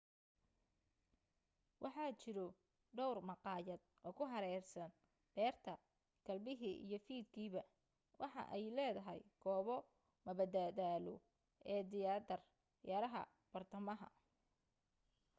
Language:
Somali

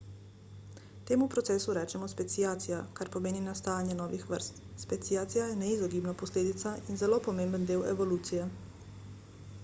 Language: Slovenian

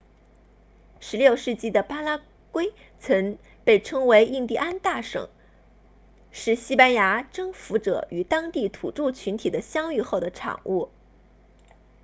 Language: Chinese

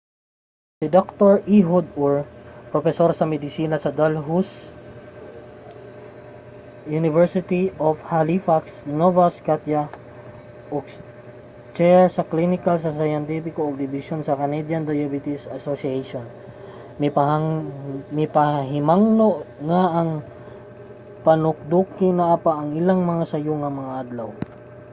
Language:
Cebuano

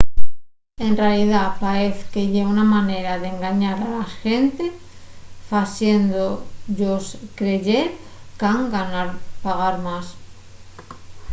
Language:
Asturian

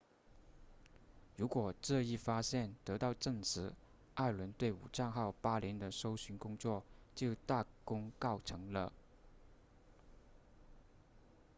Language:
Chinese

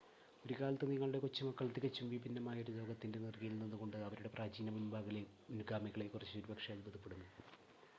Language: Malayalam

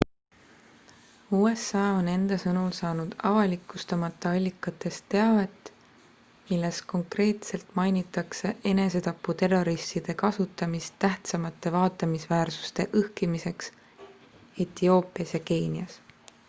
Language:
Estonian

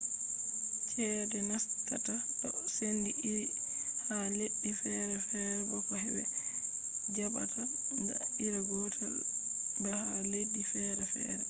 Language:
Fula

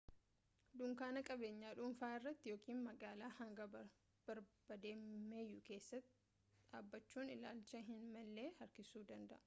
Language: Oromo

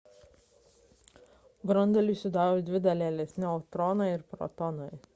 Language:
Lithuanian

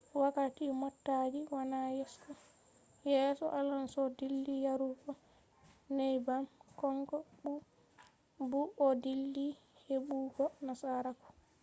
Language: Fula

